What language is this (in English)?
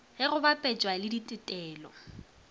Northern Sotho